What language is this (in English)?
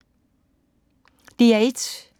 Danish